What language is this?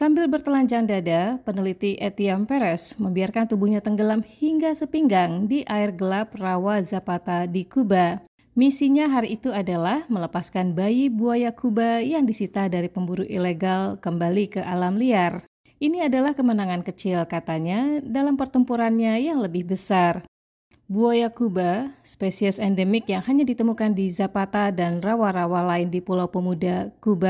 Indonesian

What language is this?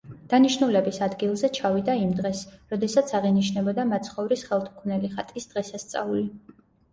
Georgian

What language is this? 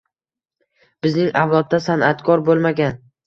Uzbek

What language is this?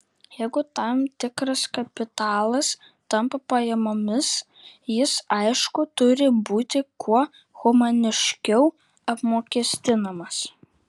Lithuanian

